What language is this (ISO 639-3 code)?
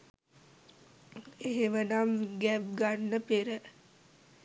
sin